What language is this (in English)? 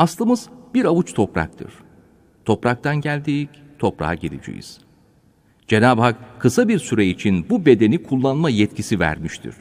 Turkish